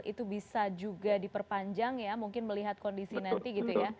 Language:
Indonesian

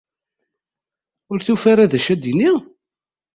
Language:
Kabyle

